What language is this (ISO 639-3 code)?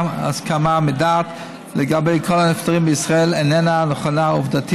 heb